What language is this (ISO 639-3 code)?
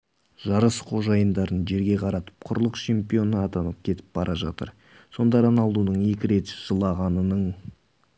kaz